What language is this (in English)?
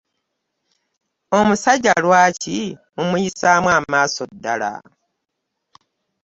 Ganda